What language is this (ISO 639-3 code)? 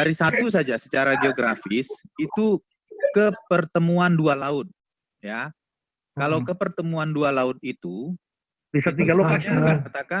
ind